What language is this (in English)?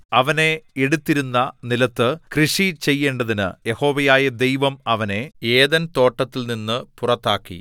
Malayalam